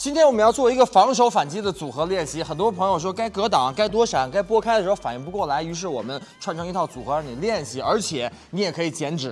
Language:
Chinese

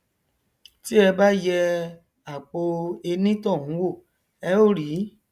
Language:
Yoruba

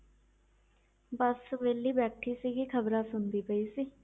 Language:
Punjabi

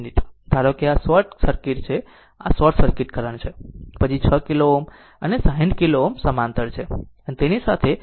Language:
Gujarati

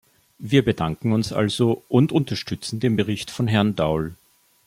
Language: German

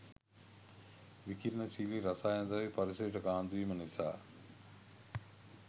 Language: Sinhala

